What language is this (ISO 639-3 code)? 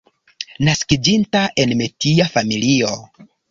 epo